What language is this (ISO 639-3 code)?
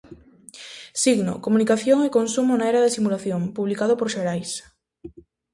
glg